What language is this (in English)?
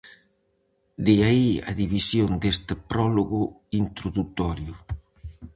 Galician